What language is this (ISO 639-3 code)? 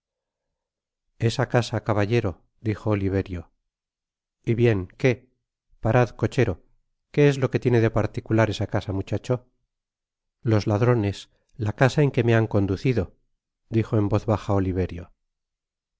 spa